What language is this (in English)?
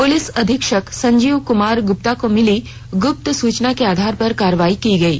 Hindi